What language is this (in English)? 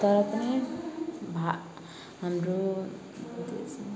Nepali